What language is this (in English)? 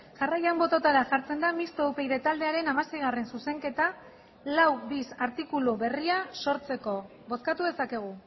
Basque